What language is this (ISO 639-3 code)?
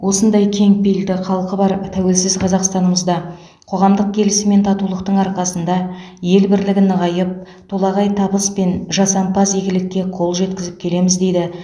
kaz